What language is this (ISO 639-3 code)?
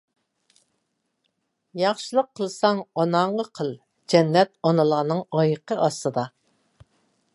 uig